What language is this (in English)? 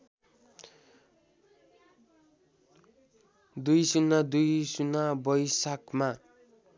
Nepali